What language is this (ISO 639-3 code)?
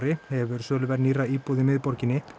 isl